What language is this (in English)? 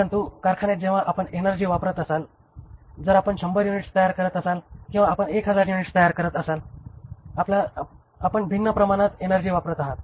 Marathi